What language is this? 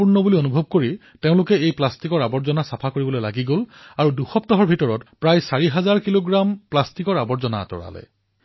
Assamese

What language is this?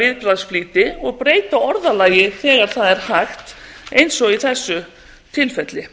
Icelandic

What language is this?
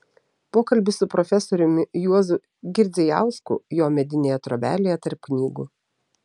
Lithuanian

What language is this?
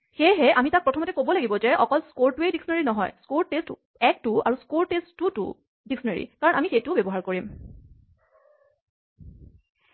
Assamese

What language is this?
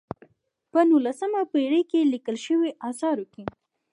Pashto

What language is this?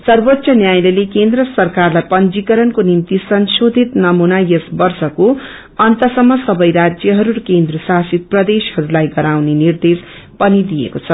Nepali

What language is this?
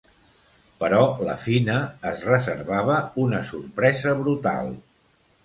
Catalan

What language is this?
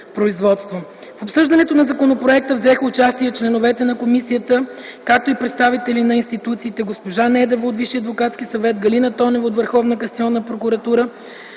Bulgarian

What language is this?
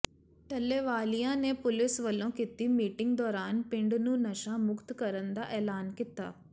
Punjabi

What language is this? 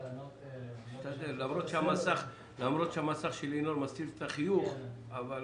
Hebrew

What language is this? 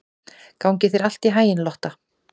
Icelandic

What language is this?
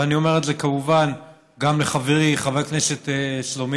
Hebrew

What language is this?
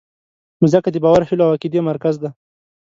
Pashto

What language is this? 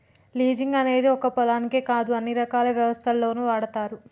Telugu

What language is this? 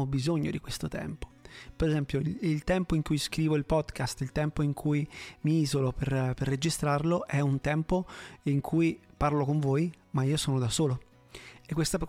Italian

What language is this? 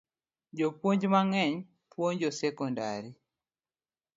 Luo (Kenya and Tanzania)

